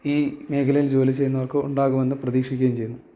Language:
Malayalam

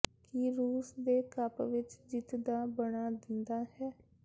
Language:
Punjabi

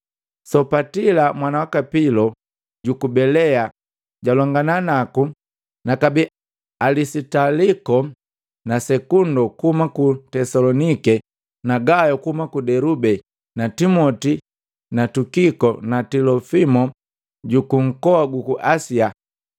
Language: Matengo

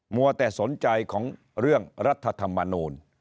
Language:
Thai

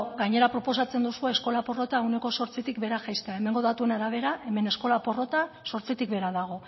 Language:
Basque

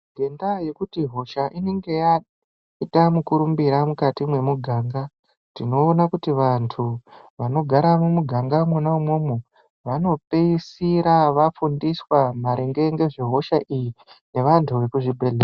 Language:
Ndau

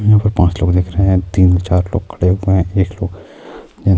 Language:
Urdu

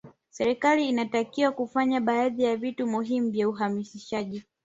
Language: Swahili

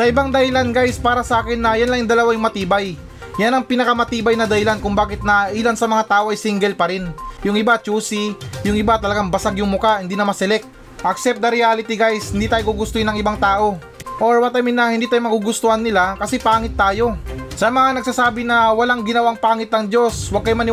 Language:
Filipino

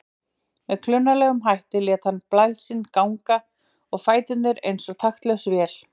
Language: Icelandic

